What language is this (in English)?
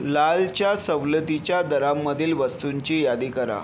Marathi